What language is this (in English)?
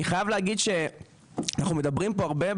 Hebrew